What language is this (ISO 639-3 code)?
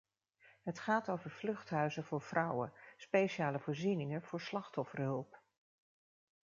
nld